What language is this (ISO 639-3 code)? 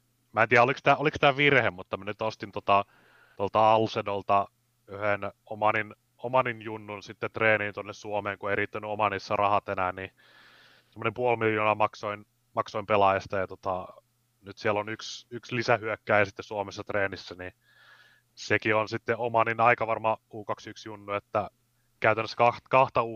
fin